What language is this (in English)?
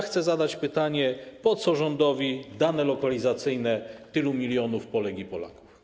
Polish